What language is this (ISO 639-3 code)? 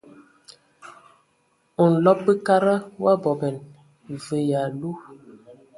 ewo